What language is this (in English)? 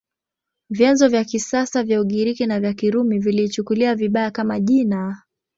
Swahili